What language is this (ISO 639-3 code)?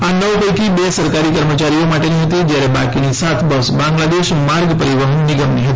guj